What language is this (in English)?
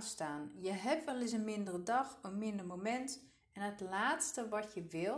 Dutch